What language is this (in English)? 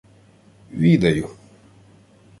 Ukrainian